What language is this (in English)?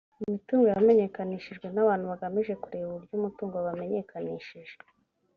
Kinyarwanda